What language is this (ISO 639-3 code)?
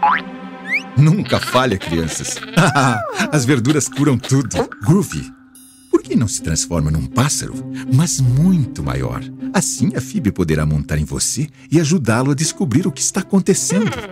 por